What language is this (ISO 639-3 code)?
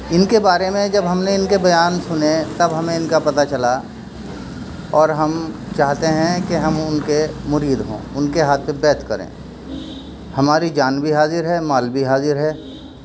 urd